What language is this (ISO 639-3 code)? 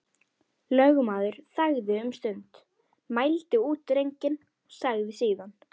isl